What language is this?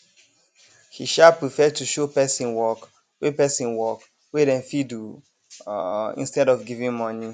Nigerian Pidgin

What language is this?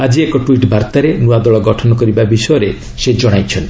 Odia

